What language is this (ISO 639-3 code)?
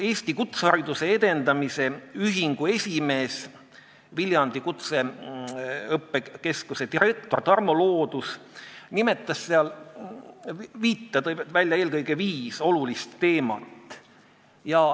est